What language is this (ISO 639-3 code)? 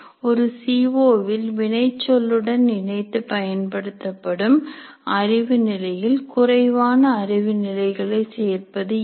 tam